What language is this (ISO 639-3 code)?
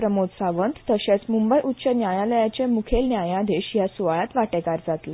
kok